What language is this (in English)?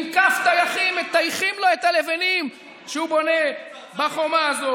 Hebrew